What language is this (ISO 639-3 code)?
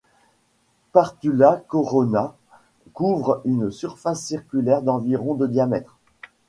fra